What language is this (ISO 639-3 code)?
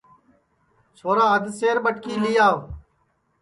ssi